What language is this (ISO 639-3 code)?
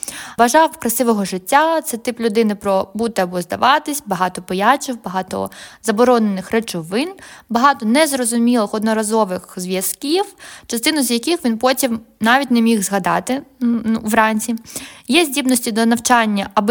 ukr